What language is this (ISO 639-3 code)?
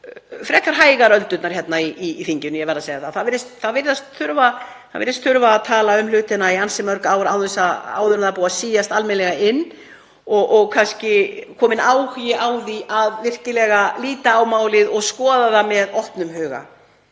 isl